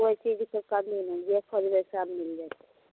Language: Maithili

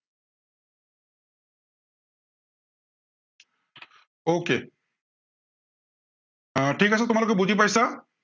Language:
Assamese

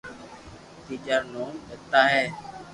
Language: Loarki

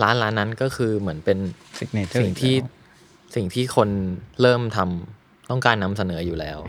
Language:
Thai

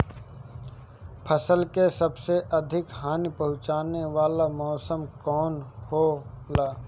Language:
Bhojpuri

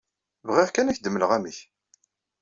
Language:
Kabyle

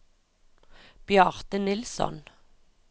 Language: Norwegian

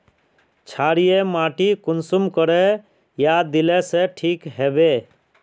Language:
Magahi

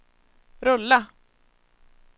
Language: Swedish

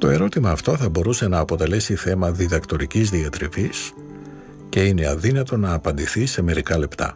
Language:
Greek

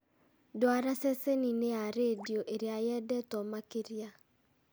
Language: Kikuyu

